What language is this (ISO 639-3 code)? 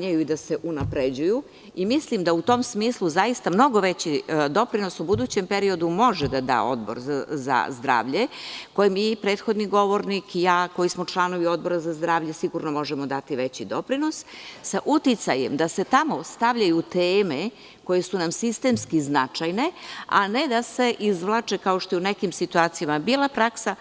srp